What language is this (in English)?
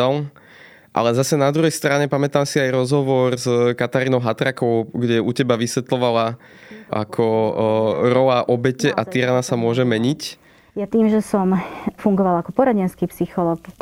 Slovak